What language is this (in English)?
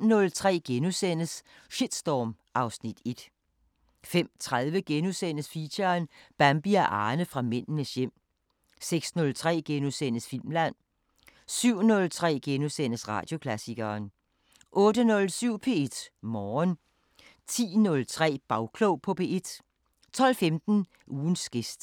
Danish